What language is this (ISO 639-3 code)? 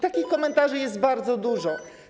pol